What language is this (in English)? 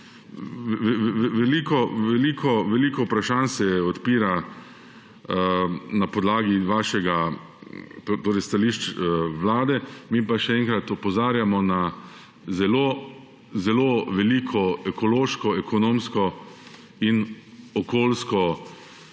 Slovenian